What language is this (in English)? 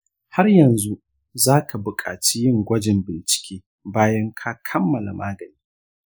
Hausa